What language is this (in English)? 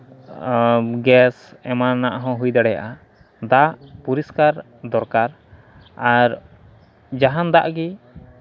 Santali